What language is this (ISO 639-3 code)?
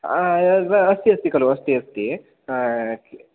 san